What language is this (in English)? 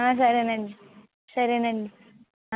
Telugu